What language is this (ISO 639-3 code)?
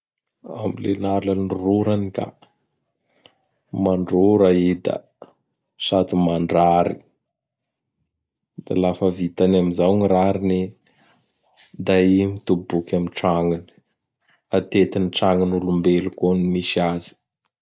bhr